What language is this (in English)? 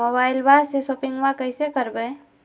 Magahi